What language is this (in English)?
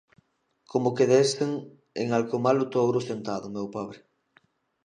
Galician